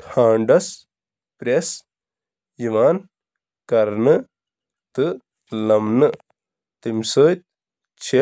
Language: Kashmiri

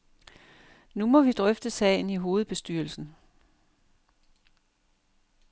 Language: Danish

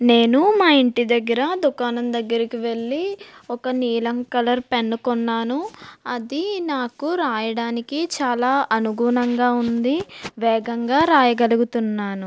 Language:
Telugu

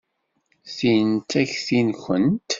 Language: Kabyle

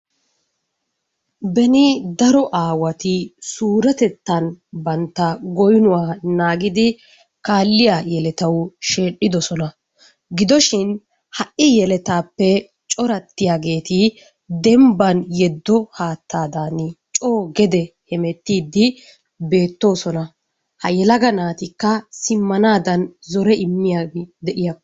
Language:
Wolaytta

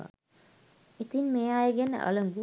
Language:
Sinhala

